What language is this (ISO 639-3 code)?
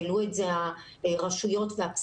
heb